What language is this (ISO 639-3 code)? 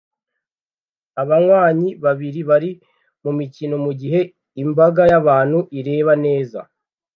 kin